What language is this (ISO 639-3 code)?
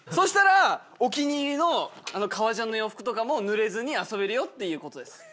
jpn